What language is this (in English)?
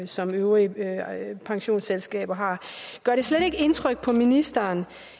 Danish